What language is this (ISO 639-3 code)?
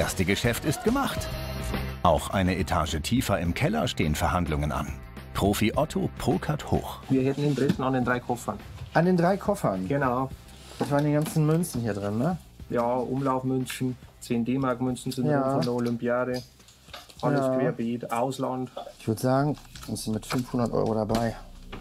deu